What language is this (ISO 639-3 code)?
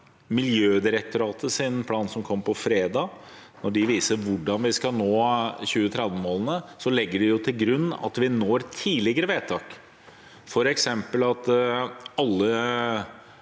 nor